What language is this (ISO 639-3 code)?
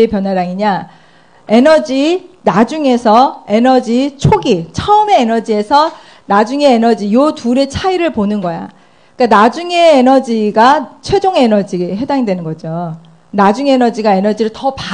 kor